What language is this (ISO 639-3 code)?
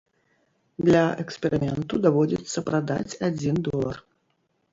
bel